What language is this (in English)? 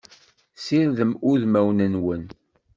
Kabyle